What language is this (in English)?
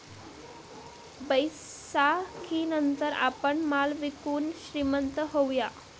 Marathi